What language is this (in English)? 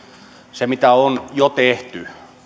Finnish